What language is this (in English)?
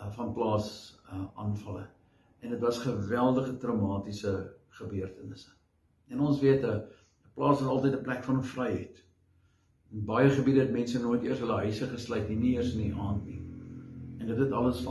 Dutch